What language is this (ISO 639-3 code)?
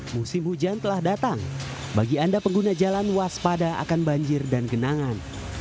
ind